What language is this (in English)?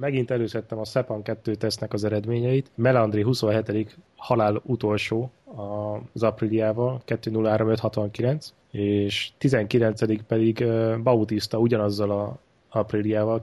Hungarian